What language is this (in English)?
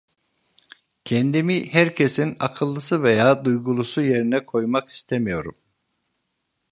Turkish